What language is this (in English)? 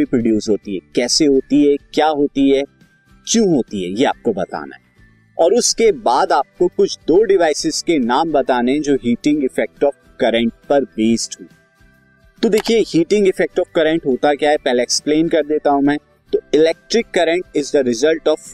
Hindi